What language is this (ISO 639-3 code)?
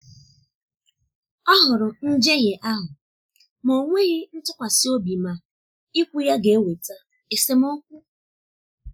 ibo